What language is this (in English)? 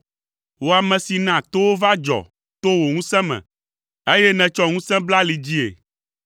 Ewe